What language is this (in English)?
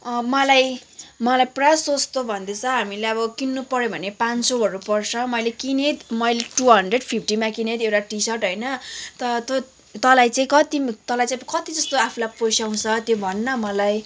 Nepali